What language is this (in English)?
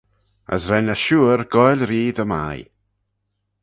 Manx